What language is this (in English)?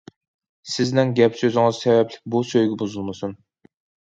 Uyghur